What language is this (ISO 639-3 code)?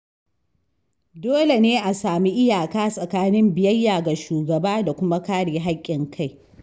hau